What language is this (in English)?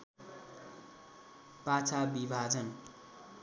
Nepali